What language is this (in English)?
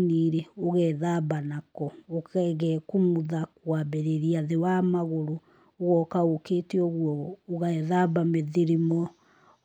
Kikuyu